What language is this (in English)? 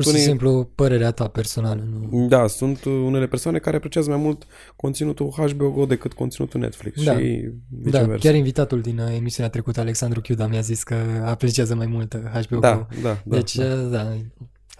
Romanian